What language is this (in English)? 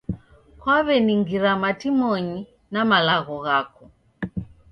Taita